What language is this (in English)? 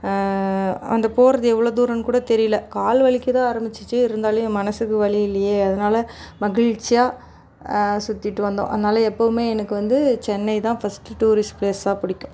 Tamil